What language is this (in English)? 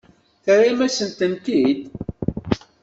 Kabyle